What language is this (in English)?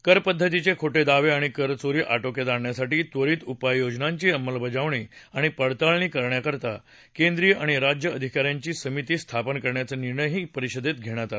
Marathi